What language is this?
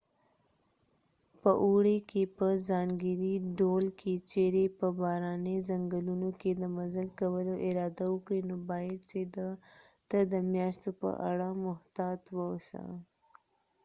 Pashto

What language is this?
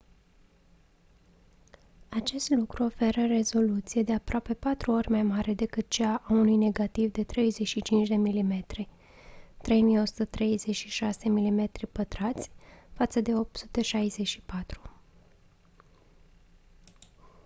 Romanian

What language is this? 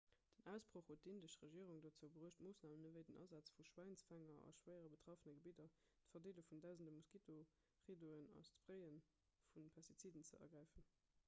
Luxembourgish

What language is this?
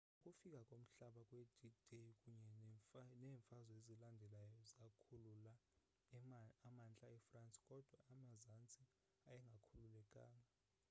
Xhosa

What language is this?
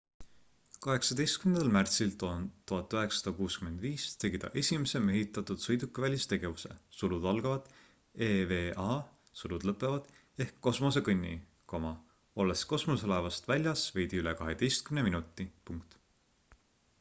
Estonian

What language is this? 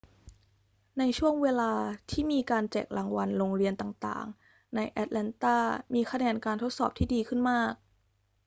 Thai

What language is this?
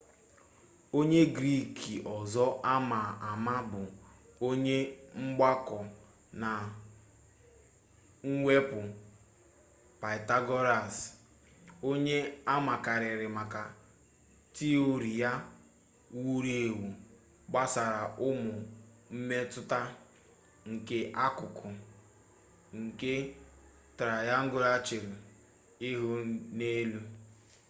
Igbo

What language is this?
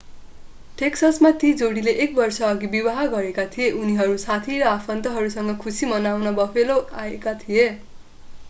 Nepali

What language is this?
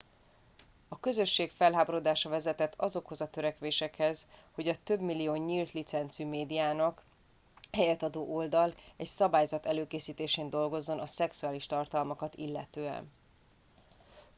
Hungarian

